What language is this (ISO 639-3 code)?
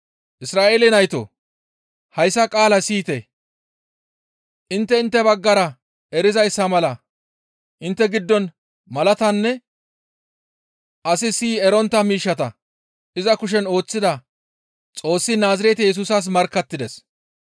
gmv